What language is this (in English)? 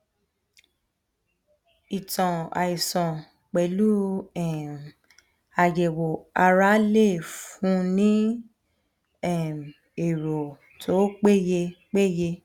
Yoruba